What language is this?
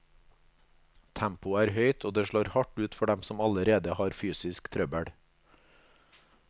Norwegian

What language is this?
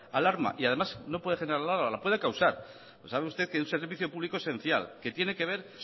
Spanish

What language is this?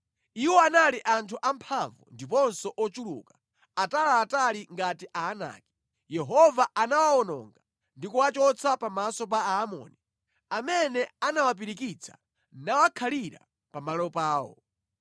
Nyanja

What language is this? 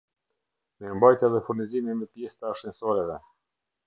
Albanian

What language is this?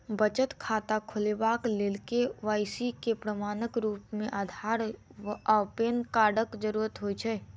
Maithili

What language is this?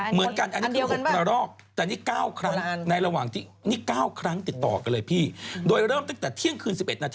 Thai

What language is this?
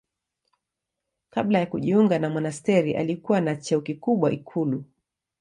Swahili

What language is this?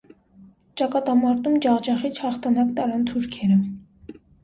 Armenian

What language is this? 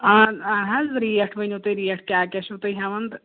Kashmiri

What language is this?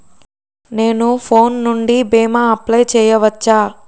Telugu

